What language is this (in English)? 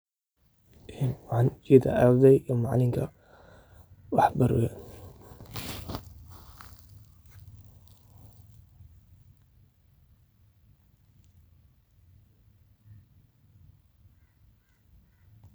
Somali